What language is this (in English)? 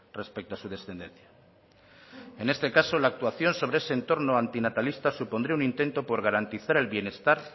Spanish